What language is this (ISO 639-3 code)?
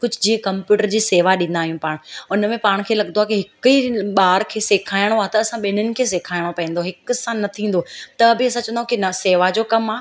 snd